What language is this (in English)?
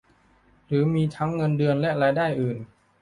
Thai